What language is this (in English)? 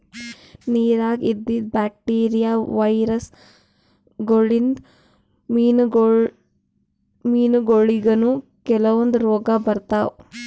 Kannada